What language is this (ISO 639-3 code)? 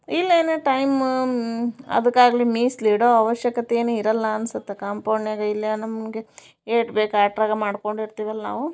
kan